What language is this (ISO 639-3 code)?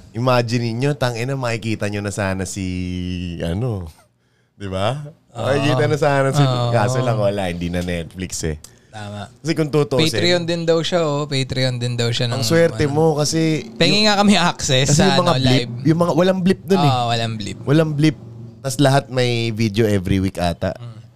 fil